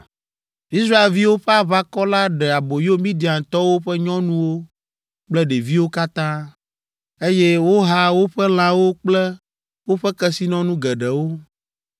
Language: Ewe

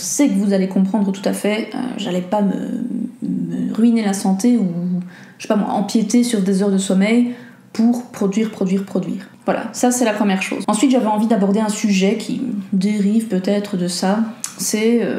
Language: French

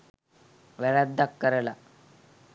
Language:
Sinhala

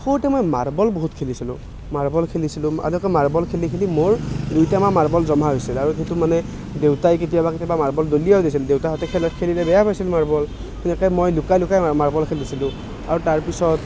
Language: Assamese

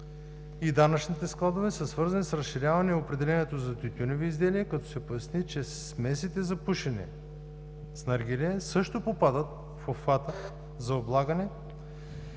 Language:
Bulgarian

